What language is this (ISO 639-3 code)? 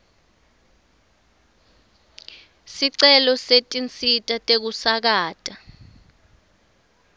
ssw